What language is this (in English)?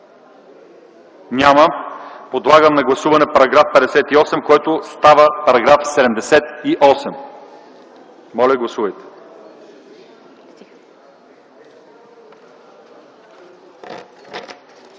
Bulgarian